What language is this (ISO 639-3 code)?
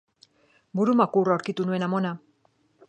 eus